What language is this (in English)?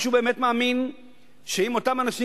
Hebrew